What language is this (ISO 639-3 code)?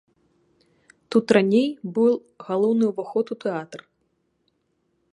bel